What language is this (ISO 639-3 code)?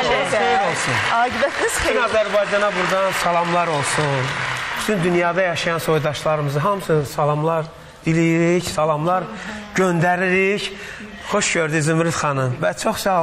tur